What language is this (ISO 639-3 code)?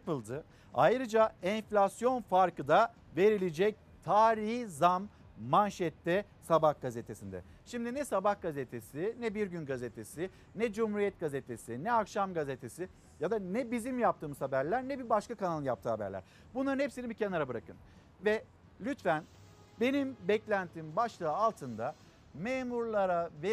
tur